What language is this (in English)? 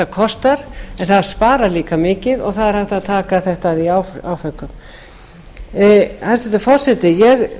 Icelandic